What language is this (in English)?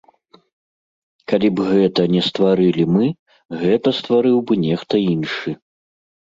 Belarusian